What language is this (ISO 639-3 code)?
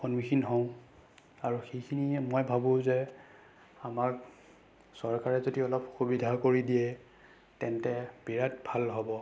asm